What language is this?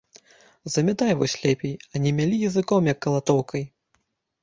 Belarusian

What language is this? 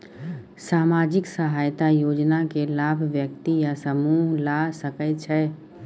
Maithili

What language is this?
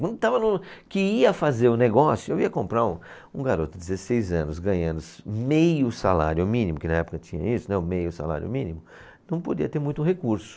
Portuguese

